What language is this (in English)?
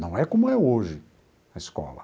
Portuguese